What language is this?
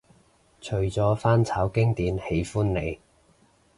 Cantonese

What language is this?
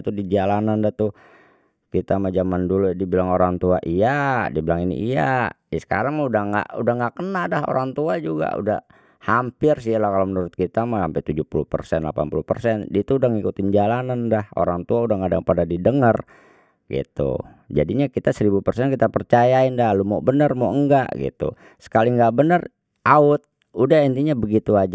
Betawi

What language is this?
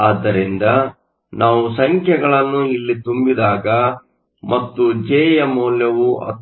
Kannada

